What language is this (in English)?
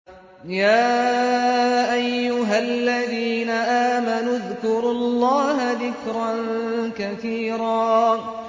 Arabic